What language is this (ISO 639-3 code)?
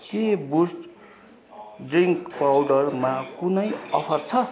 nep